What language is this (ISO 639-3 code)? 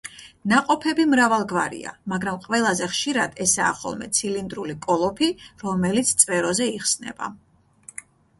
kat